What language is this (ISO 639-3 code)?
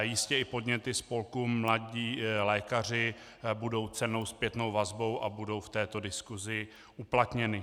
ces